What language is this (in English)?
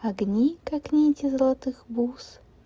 Russian